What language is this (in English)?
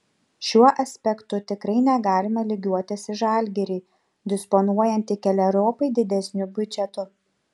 Lithuanian